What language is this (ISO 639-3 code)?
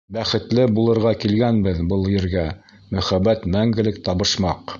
bak